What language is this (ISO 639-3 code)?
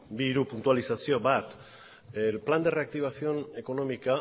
eus